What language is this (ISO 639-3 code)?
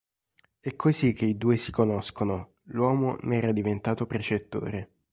ita